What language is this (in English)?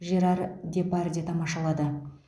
Kazakh